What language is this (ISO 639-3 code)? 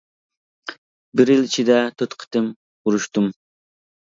uig